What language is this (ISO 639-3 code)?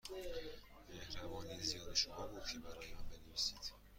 fas